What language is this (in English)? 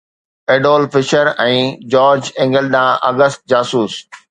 Sindhi